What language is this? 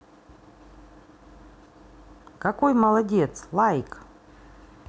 Russian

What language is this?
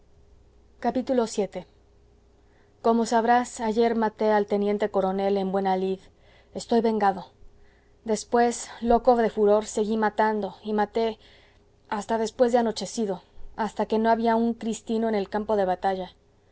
Spanish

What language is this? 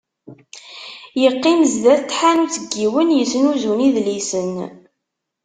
Kabyle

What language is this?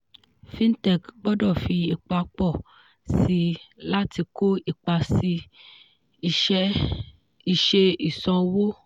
Yoruba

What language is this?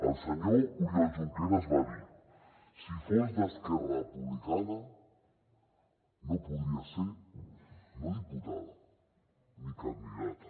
Catalan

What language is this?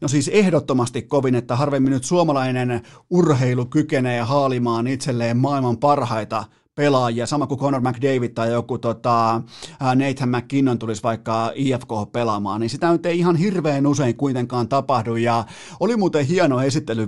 Finnish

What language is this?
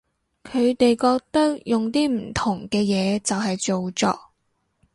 Cantonese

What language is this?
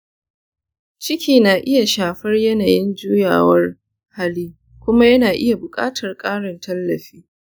Hausa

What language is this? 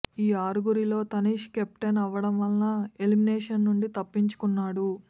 Telugu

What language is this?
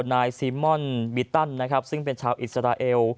Thai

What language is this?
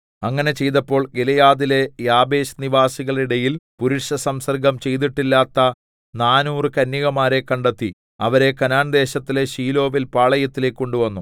Malayalam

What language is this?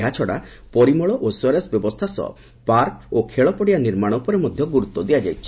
Odia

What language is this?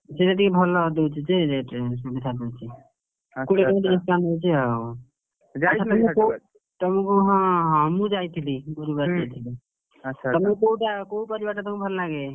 Odia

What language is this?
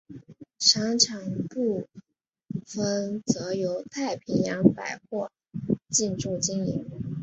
Chinese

